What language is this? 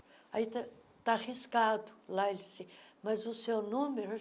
Portuguese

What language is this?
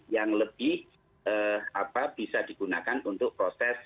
Indonesian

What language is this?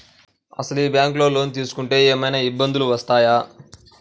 Telugu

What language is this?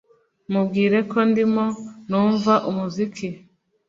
Kinyarwanda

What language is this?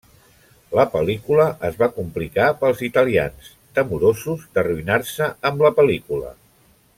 Catalan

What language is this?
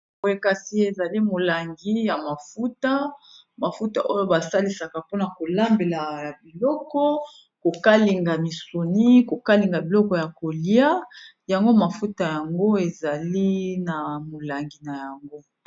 Lingala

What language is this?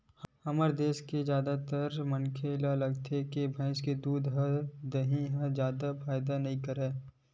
Chhattisgarhi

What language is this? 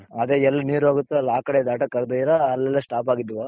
Kannada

